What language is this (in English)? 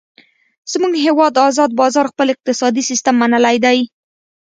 Pashto